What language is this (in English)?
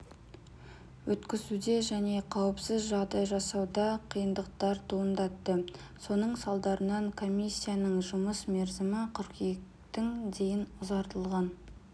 Kazakh